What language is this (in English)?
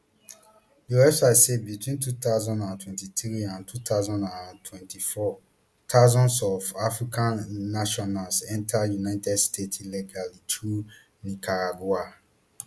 Nigerian Pidgin